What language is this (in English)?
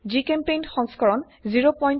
Assamese